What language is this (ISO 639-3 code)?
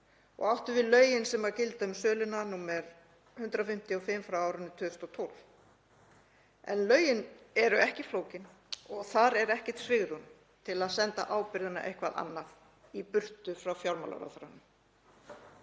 isl